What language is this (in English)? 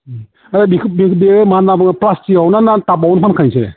Bodo